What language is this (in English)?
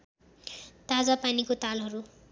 Nepali